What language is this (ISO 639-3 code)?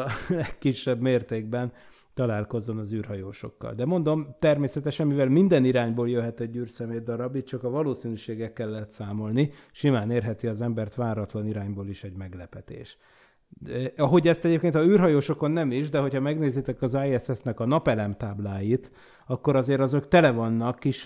hun